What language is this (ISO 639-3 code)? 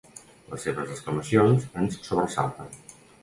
cat